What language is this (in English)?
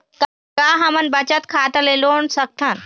Chhattisgarhi